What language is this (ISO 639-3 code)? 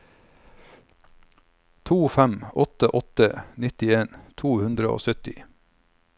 nor